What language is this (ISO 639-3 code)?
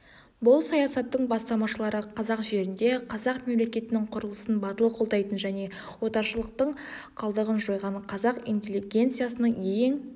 kaz